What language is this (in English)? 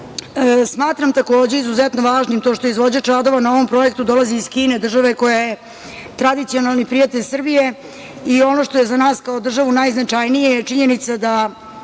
Serbian